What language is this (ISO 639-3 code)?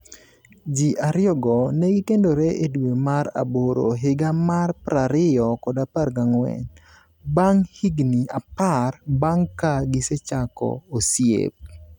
luo